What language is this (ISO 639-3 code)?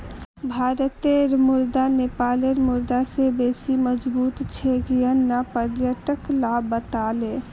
mag